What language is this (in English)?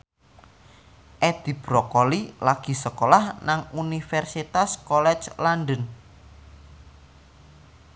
Javanese